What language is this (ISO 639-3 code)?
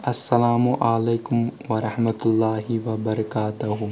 kas